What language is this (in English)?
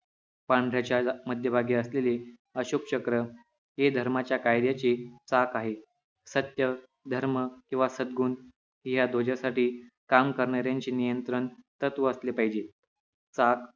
Marathi